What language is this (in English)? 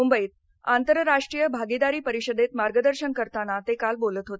Marathi